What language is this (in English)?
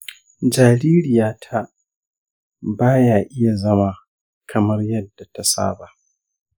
Hausa